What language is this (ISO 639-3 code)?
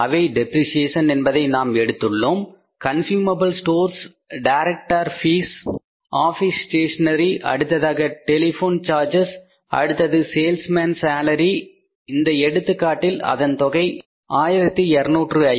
tam